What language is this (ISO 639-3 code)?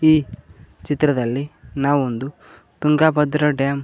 kan